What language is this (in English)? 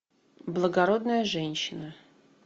Russian